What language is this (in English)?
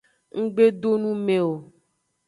Aja (Benin)